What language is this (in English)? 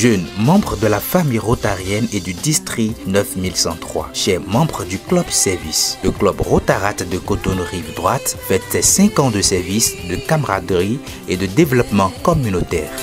French